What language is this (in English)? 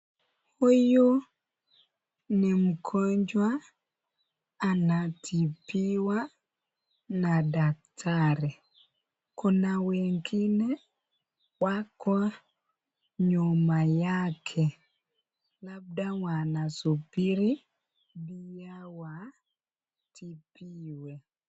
Swahili